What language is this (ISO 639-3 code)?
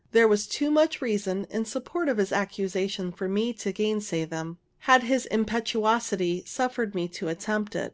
eng